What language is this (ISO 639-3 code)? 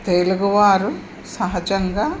tel